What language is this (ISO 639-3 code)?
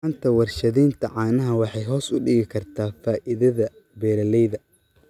som